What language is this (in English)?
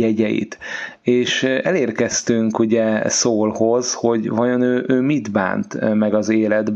Hungarian